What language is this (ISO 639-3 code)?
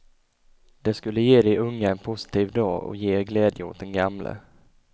swe